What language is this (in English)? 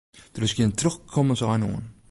Western Frisian